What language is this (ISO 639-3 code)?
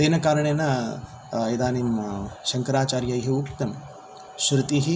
san